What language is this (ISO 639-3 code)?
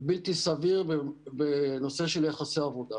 heb